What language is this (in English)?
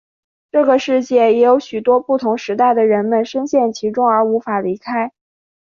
Chinese